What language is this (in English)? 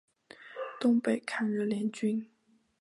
Chinese